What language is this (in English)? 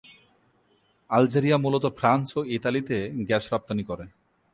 Bangla